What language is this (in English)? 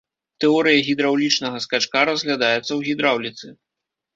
Belarusian